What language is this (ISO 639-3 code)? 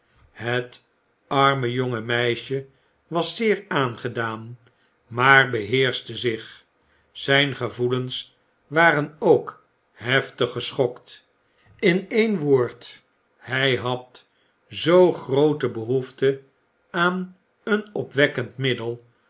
nld